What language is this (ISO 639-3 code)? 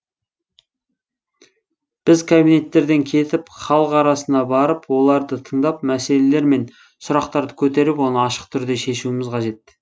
kaz